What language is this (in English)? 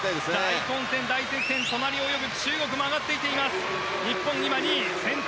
Japanese